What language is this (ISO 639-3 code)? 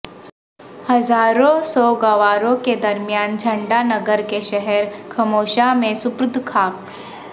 urd